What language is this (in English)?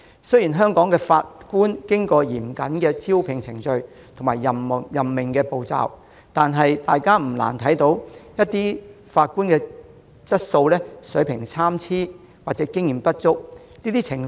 Cantonese